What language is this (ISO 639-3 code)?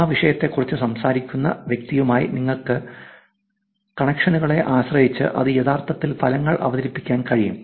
mal